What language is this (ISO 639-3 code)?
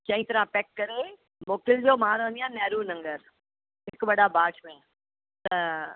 snd